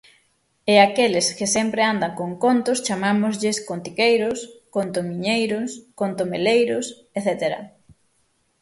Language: Galician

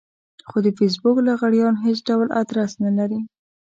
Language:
Pashto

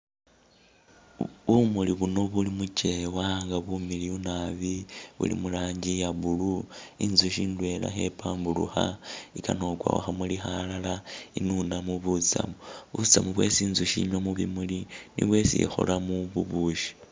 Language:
Masaaba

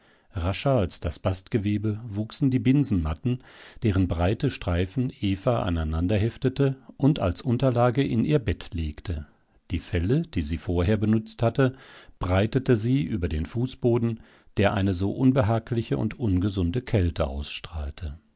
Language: German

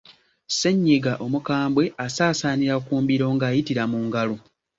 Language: Ganda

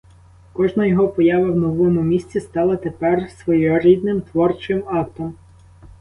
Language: Ukrainian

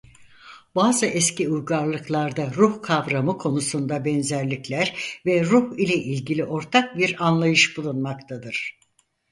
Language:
Turkish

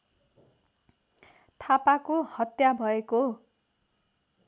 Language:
Nepali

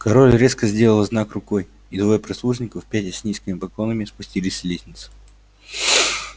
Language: Russian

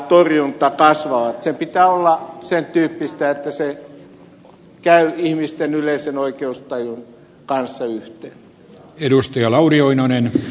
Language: Finnish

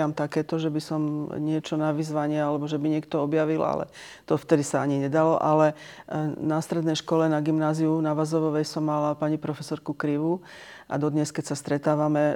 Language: Slovak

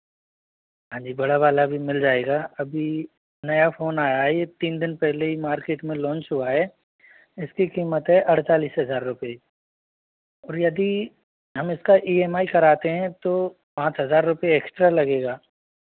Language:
Hindi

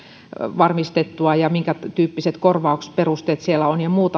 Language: Finnish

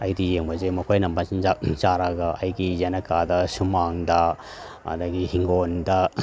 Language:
Manipuri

